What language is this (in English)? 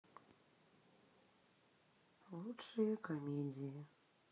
Russian